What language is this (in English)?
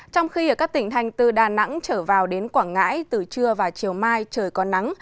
Vietnamese